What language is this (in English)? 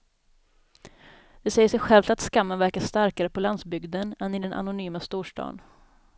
Swedish